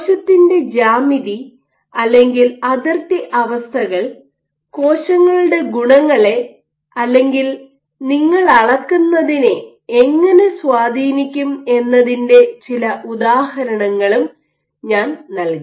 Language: Malayalam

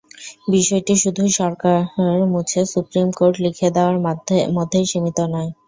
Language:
Bangla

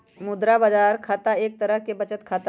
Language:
Magahi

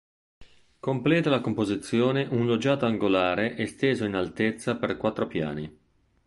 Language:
Italian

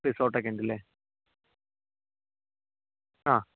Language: Malayalam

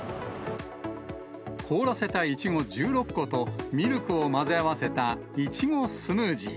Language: Japanese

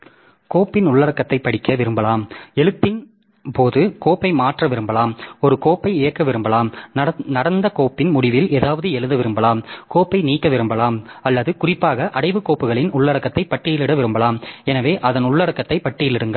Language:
Tamil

